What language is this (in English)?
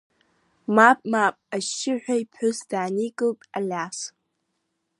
Abkhazian